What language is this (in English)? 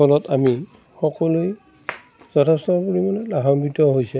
Assamese